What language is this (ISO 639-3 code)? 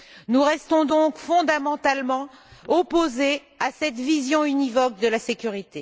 fra